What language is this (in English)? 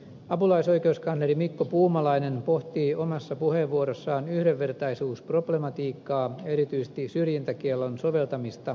Finnish